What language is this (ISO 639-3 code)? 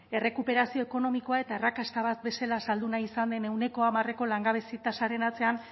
eus